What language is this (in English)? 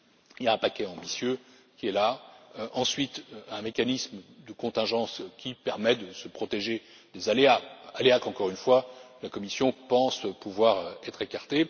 French